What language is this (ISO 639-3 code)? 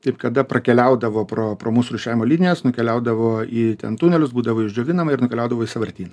lit